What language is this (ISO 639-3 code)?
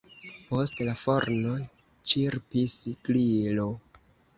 epo